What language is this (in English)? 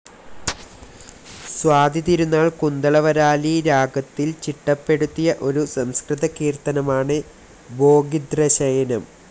Malayalam